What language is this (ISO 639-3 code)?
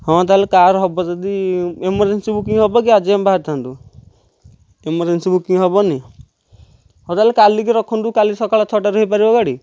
ori